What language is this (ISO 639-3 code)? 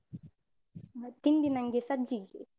kan